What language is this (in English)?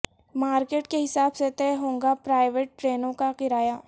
Urdu